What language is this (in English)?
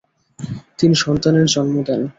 Bangla